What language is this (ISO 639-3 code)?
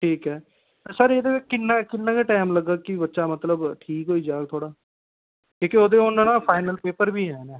doi